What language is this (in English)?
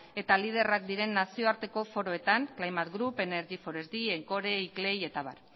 Basque